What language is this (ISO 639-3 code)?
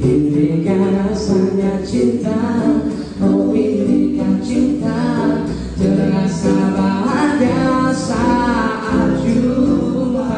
ind